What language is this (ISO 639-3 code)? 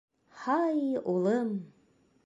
bak